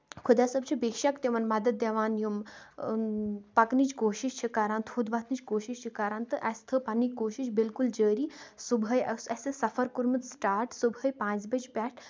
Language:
Kashmiri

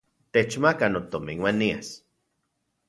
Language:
Central Puebla Nahuatl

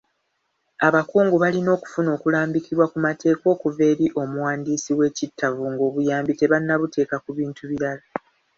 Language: Ganda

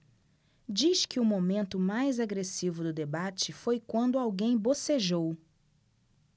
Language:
Portuguese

